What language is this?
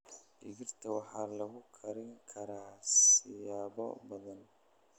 Somali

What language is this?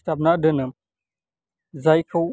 Bodo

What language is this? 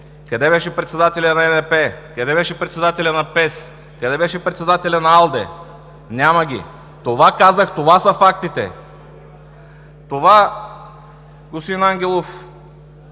Bulgarian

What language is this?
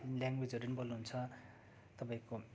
Nepali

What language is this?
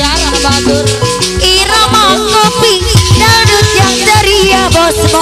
Thai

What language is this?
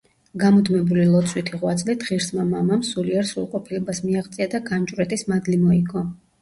Georgian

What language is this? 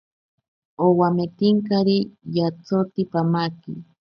Ashéninka Perené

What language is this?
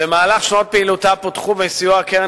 Hebrew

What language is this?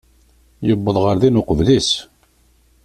Kabyle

